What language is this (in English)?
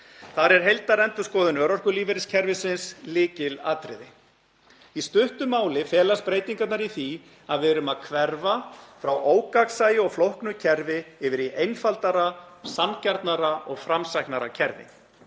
Icelandic